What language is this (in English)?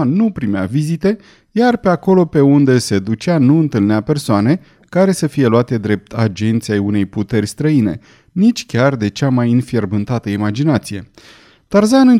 Romanian